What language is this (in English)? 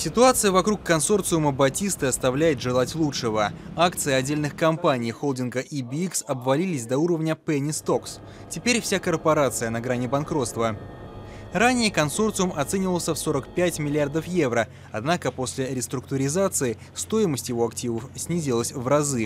Russian